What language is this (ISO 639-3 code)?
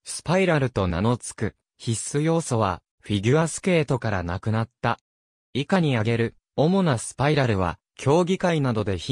jpn